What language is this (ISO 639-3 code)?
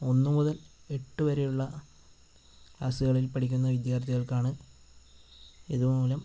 mal